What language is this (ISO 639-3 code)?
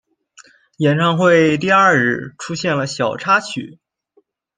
zho